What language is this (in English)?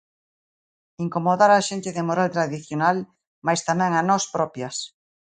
Galician